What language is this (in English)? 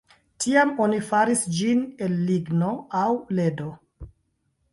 Esperanto